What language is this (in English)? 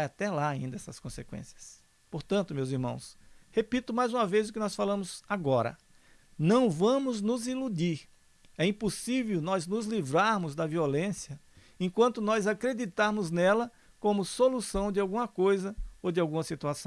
Portuguese